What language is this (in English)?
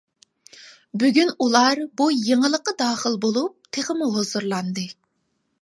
Uyghur